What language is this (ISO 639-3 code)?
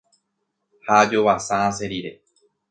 grn